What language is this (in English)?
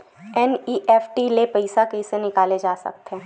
Chhattisgarhi